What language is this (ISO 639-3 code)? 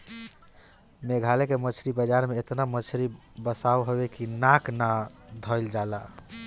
bho